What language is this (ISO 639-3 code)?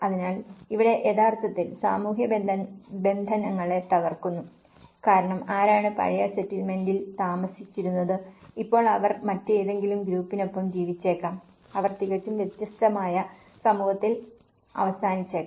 mal